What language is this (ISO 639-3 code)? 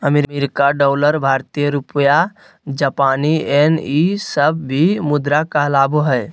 mag